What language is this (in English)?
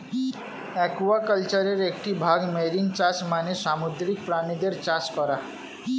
Bangla